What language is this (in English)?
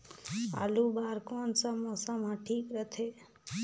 Chhattisgarhi